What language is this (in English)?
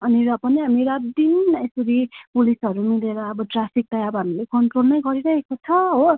Nepali